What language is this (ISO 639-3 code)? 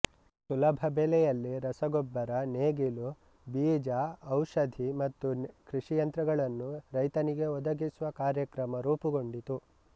kan